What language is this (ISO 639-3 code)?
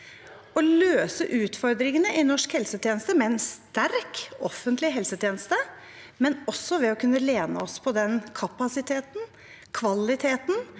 nor